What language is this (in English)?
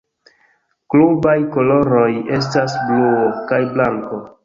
Esperanto